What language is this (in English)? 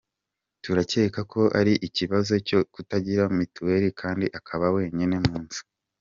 Kinyarwanda